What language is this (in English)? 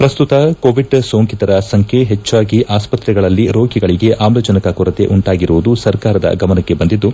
Kannada